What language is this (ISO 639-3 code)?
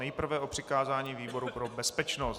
ces